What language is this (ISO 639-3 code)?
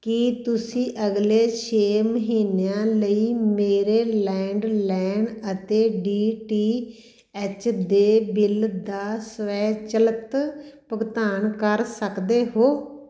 pan